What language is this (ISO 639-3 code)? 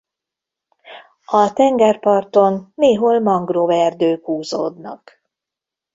hun